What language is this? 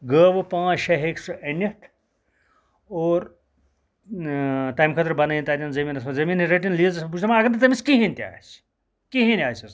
Kashmiri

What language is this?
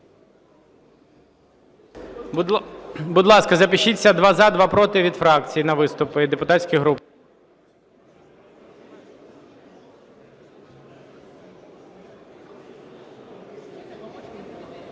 Ukrainian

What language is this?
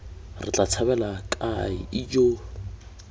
Tswana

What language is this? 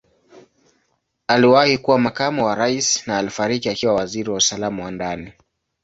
Swahili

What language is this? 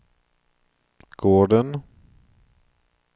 Swedish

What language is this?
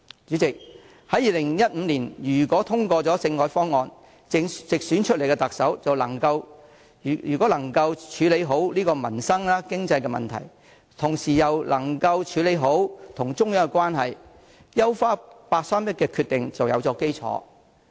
Cantonese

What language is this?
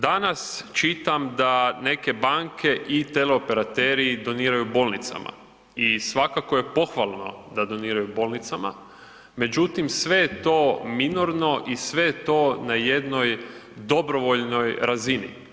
Croatian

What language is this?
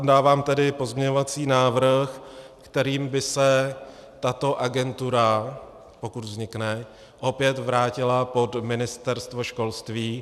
Czech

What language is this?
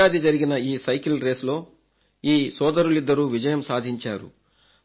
Telugu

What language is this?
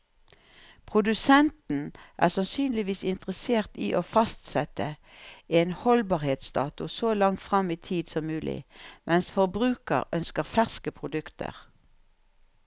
Norwegian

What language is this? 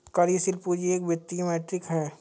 Hindi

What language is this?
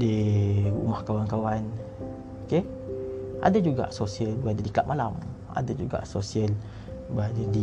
Malay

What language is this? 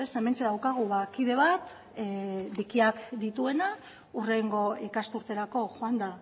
Basque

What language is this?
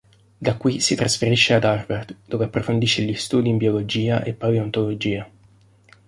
Italian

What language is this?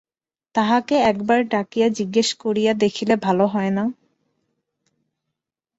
Bangla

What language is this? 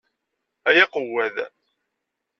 Kabyle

